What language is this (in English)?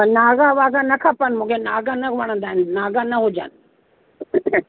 Sindhi